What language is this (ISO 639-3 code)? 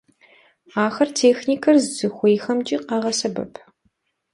kbd